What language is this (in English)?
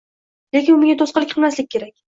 Uzbek